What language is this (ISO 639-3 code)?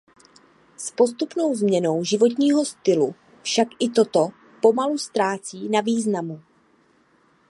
ces